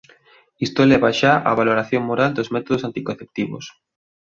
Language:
Galician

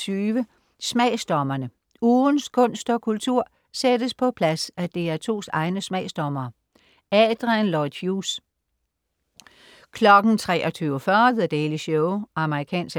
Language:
Danish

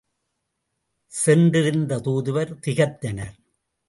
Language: Tamil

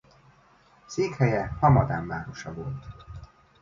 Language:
Hungarian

